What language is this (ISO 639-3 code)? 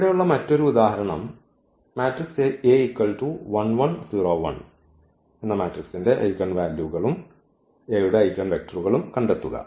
mal